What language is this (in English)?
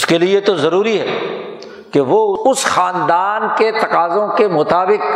Urdu